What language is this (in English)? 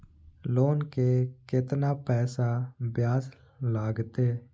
Maithili